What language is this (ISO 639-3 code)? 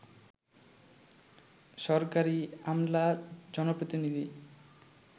ben